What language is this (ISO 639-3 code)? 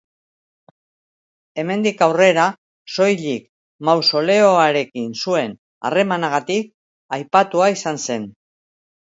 eus